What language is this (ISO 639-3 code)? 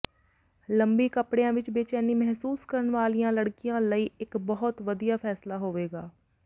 pan